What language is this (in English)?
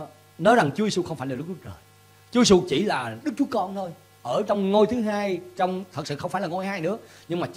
Vietnamese